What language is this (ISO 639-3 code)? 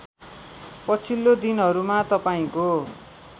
nep